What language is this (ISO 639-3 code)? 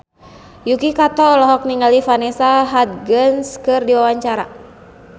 sun